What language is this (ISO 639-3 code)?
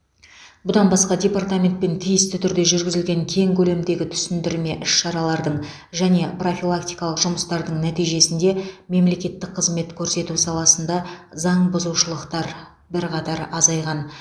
kaz